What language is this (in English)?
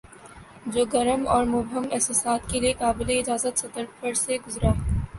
Urdu